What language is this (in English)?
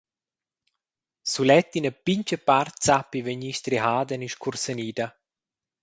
Romansh